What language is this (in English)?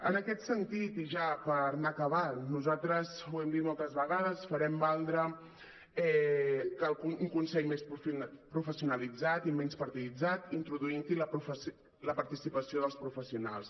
Catalan